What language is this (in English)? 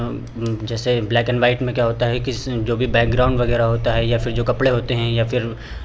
Hindi